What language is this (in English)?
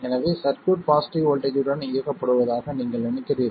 Tamil